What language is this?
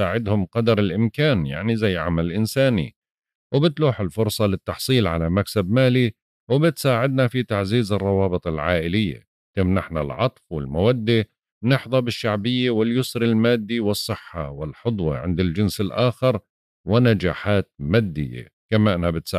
Arabic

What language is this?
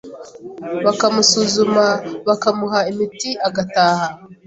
Kinyarwanda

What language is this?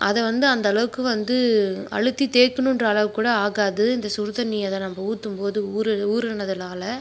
Tamil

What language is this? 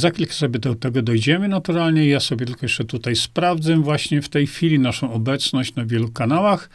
Polish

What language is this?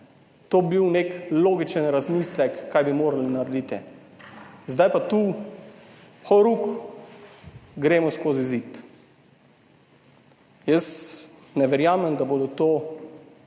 Slovenian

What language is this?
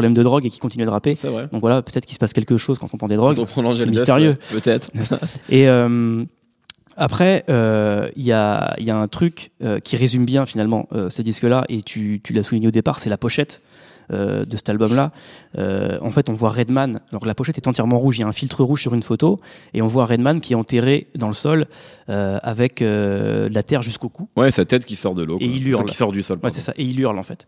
French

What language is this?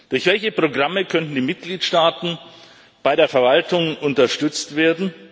German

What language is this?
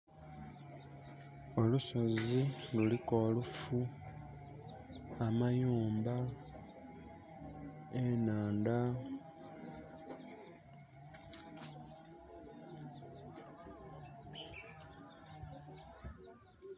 Soga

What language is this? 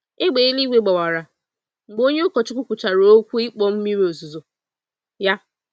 Igbo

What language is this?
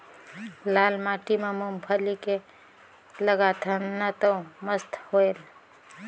Chhattisgarhi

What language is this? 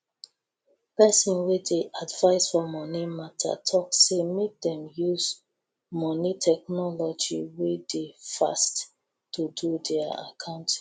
Nigerian Pidgin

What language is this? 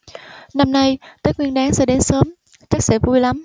Vietnamese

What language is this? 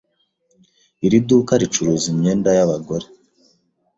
Kinyarwanda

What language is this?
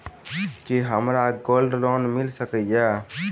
Maithili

